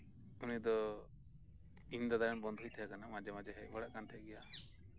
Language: Santali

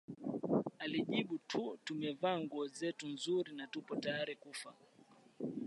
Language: Swahili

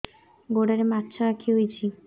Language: Odia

